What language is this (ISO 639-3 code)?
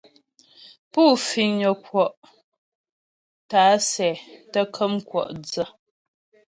bbj